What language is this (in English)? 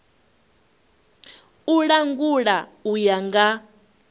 Venda